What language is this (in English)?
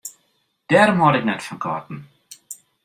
Western Frisian